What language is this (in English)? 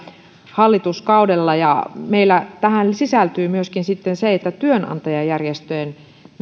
Finnish